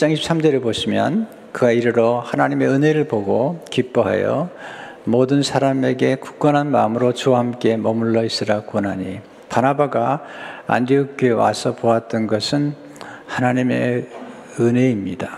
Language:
Korean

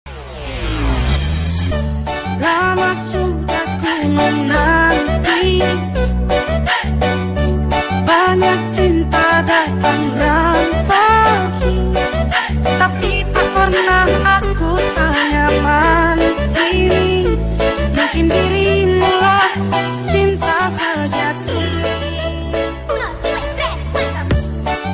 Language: Indonesian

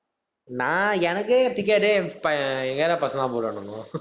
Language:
Tamil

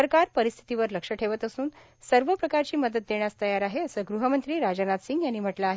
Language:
Marathi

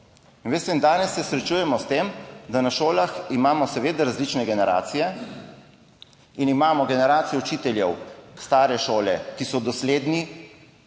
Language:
Slovenian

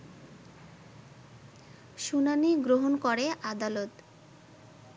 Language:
Bangla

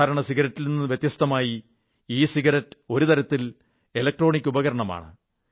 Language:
Malayalam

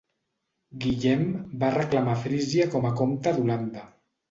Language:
Catalan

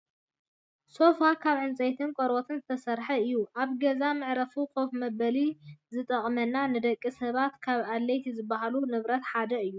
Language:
Tigrinya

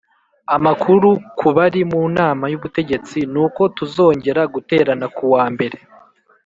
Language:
Kinyarwanda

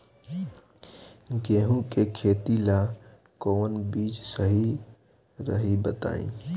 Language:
Bhojpuri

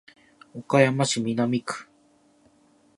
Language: Japanese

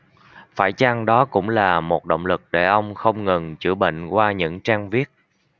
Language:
Vietnamese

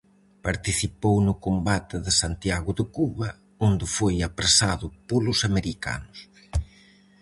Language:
Galician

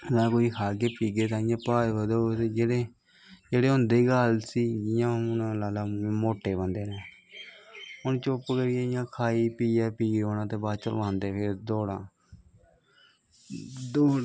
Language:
Dogri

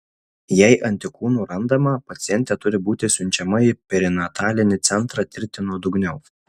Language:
Lithuanian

